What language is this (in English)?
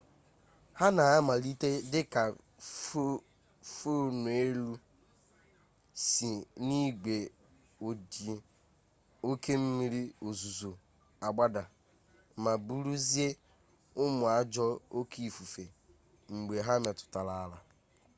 Igbo